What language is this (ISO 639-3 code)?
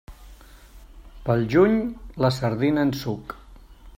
cat